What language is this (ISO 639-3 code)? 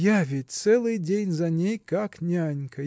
rus